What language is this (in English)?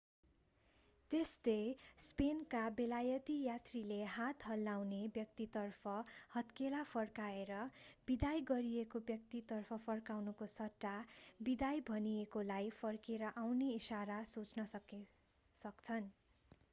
Nepali